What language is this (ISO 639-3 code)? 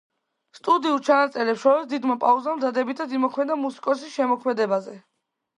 kat